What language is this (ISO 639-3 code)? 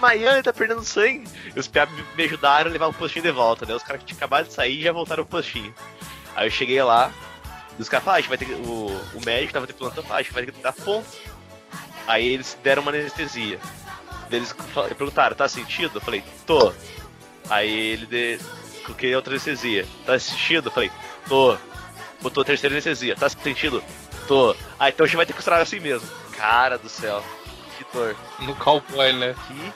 por